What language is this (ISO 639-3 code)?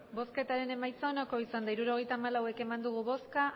eus